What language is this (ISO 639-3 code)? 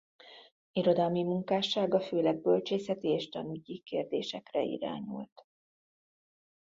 hun